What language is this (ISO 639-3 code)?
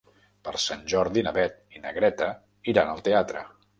cat